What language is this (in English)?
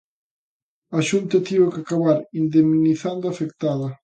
Galician